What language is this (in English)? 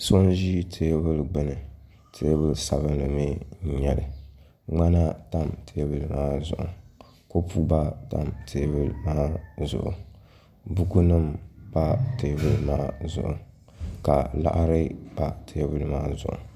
Dagbani